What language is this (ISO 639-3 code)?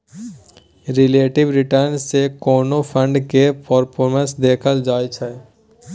mai